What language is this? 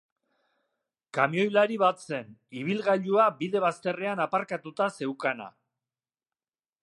Basque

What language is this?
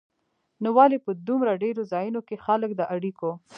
Pashto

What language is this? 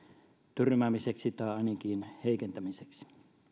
Finnish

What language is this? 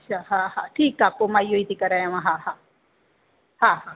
Sindhi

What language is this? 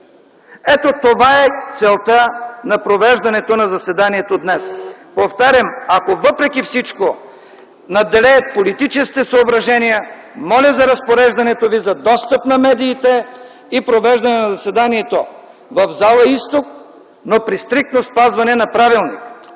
Bulgarian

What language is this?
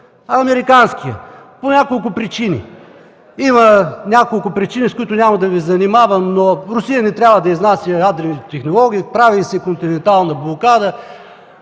Bulgarian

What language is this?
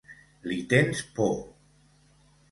Catalan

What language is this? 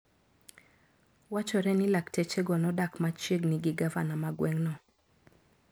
Luo (Kenya and Tanzania)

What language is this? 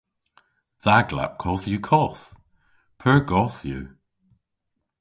Cornish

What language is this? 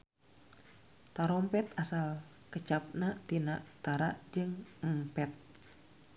Sundanese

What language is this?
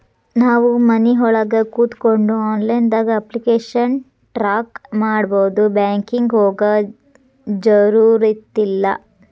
Kannada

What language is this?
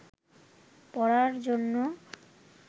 Bangla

